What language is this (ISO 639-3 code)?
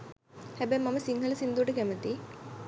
sin